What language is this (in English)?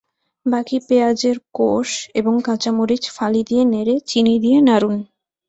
Bangla